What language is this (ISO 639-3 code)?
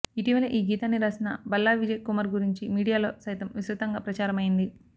tel